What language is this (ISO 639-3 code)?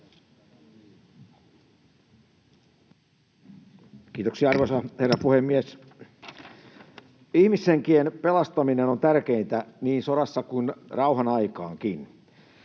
fin